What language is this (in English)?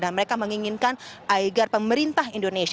Indonesian